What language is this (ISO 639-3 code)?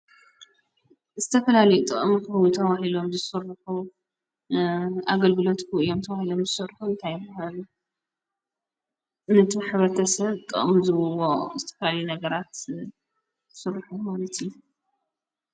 tir